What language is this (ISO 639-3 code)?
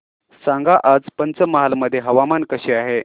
mar